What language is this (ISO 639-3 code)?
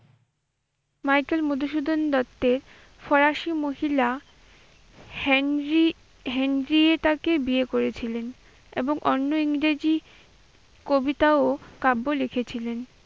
ben